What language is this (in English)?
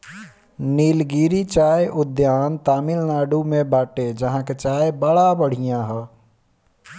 Bhojpuri